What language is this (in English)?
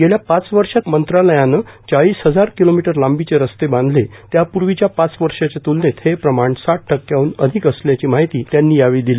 Marathi